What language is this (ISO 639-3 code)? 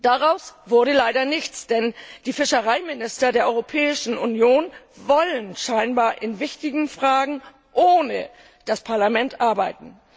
deu